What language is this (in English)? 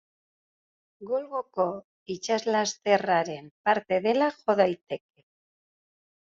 Basque